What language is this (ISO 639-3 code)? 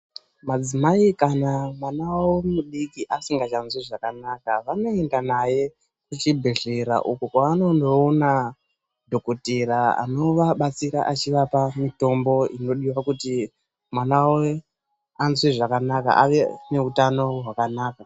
ndc